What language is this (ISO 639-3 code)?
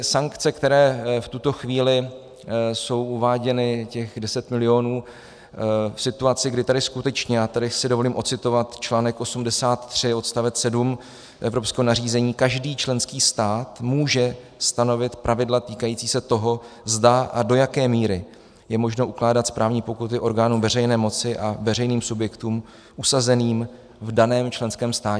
ces